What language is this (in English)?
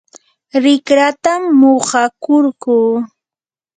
Yanahuanca Pasco Quechua